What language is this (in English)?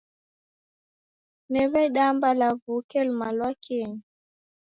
Taita